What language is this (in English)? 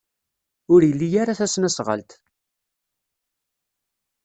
Kabyle